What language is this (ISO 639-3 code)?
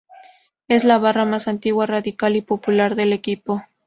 spa